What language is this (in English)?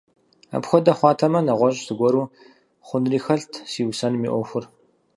Kabardian